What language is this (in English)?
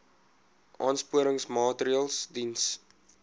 Afrikaans